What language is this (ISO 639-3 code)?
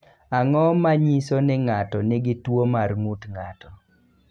luo